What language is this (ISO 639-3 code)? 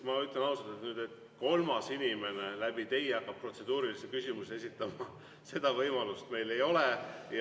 est